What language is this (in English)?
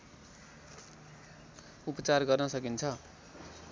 Nepali